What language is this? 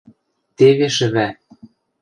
Western Mari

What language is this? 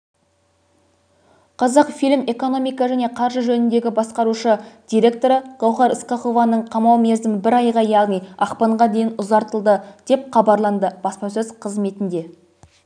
Kazakh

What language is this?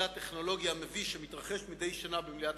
Hebrew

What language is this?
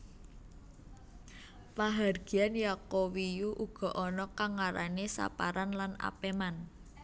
Javanese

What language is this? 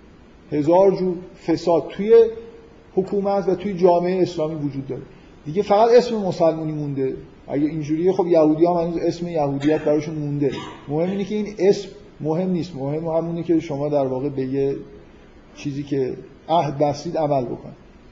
Persian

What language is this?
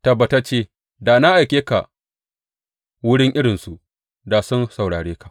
Hausa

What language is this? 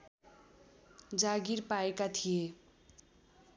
Nepali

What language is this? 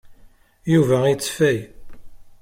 Kabyle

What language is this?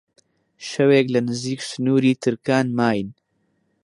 Central Kurdish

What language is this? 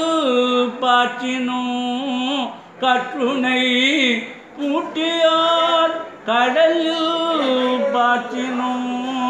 Tamil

